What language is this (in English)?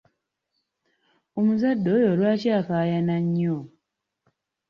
Ganda